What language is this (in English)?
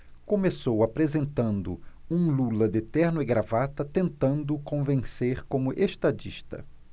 Portuguese